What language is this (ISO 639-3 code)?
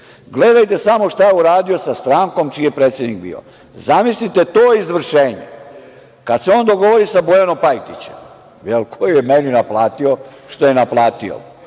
srp